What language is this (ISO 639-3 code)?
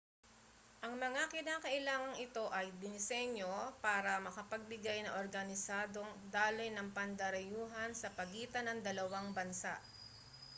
fil